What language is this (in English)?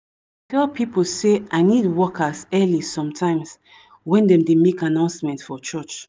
Nigerian Pidgin